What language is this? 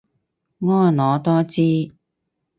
Cantonese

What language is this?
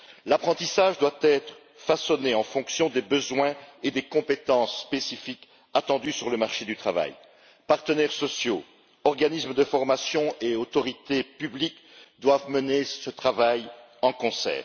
French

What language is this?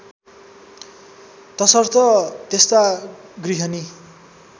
Nepali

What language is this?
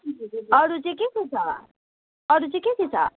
Nepali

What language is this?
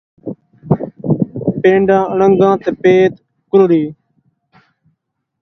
Saraiki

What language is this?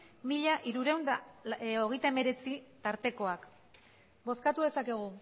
Basque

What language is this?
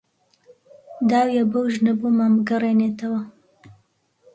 Central Kurdish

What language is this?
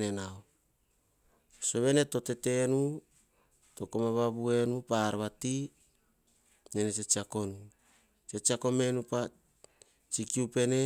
Hahon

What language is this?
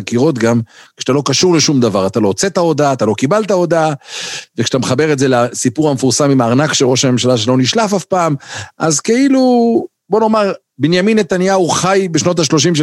Hebrew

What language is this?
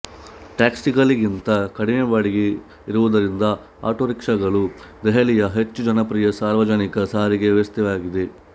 Kannada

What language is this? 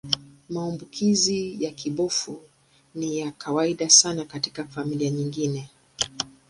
Swahili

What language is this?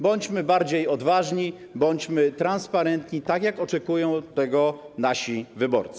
Polish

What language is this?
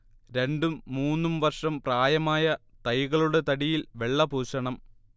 Malayalam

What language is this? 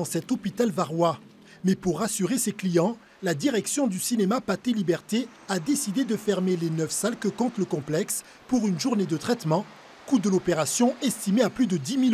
French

